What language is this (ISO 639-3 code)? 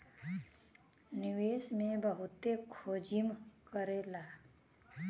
bho